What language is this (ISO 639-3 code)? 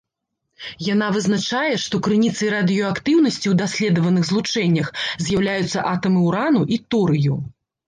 bel